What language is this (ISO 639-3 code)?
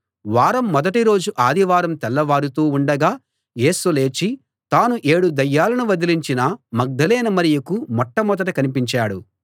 tel